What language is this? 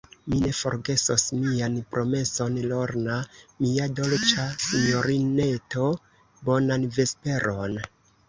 Esperanto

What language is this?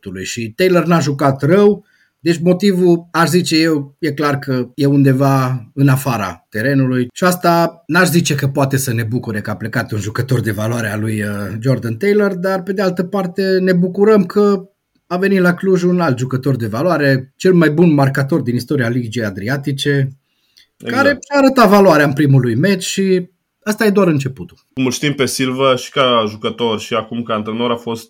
Romanian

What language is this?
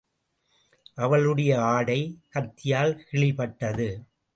Tamil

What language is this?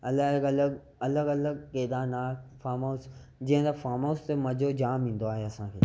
Sindhi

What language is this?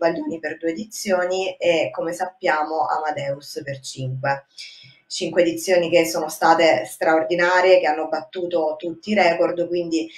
Italian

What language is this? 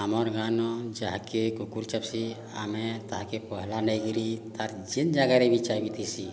Odia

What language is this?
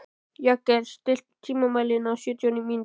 Icelandic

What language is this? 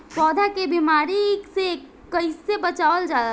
Bhojpuri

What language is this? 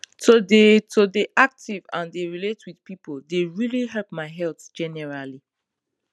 Nigerian Pidgin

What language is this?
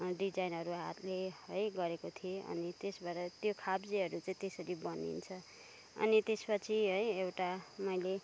Nepali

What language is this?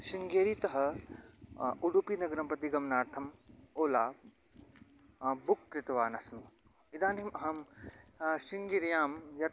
Sanskrit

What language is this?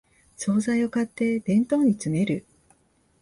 Japanese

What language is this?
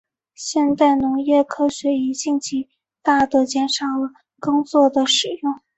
Chinese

